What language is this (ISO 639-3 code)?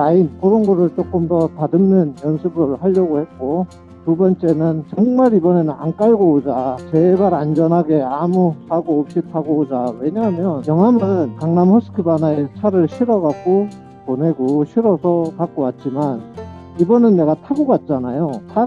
kor